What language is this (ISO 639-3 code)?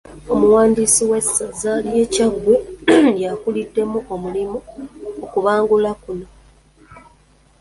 lug